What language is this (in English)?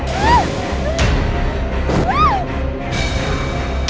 Indonesian